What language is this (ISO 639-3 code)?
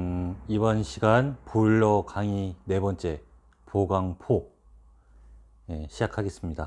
kor